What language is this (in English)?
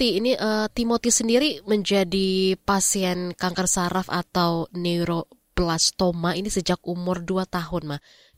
Indonesian